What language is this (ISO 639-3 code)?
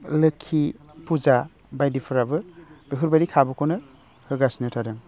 brx